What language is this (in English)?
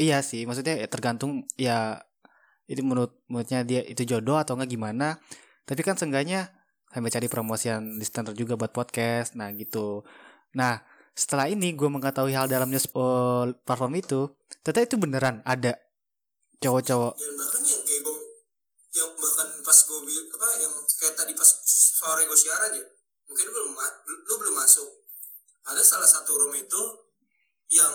Indonesian